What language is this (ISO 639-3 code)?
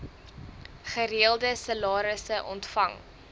afr